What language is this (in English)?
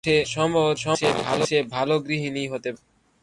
Bangla